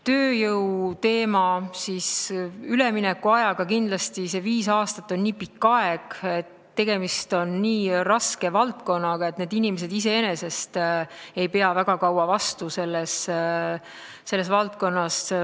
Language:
Estonian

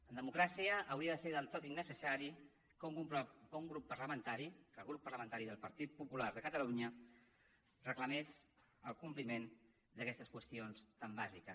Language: Catalan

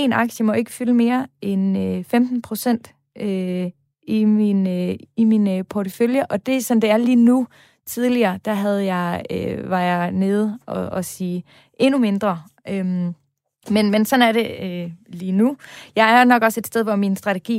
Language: Danish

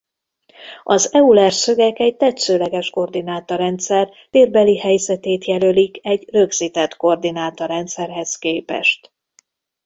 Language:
Hungarian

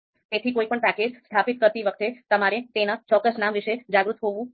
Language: Gujarati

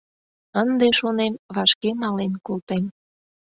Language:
Mari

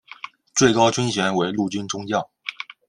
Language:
Chinese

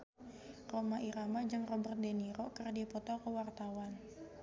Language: Sundanese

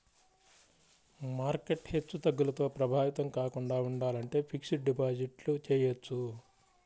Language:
Telugu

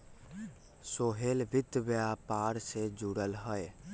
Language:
Magahi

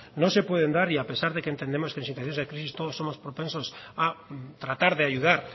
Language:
Spanish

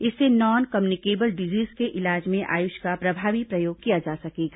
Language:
Hindi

